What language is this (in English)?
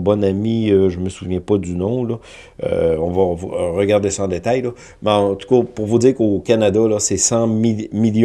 French